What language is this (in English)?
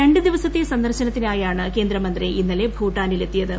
Malayalam